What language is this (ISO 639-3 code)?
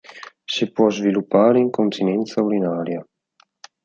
ita